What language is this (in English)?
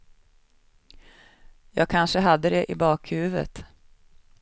Swedish